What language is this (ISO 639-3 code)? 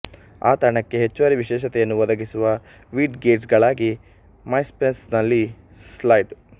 kan